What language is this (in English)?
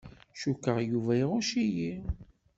Kabyle